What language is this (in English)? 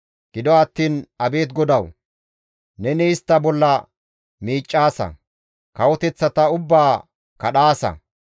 Gamo